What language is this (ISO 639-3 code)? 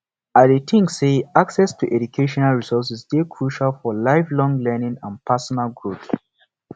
pcm